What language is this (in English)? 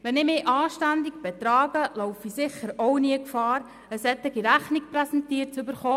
Swiss German